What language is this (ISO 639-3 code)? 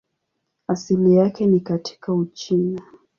swa